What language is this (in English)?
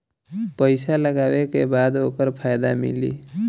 Bhojpuri